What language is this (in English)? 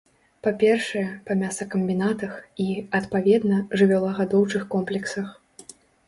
Belarusian